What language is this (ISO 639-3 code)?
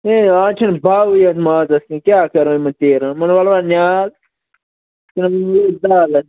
kas